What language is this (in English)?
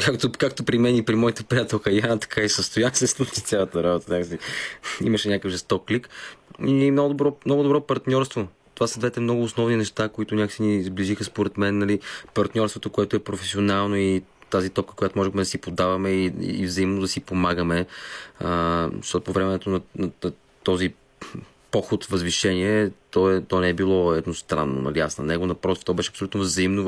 Bulgarian